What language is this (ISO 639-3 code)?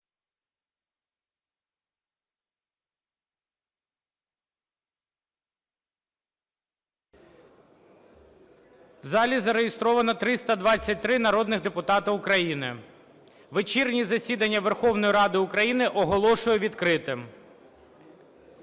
ukr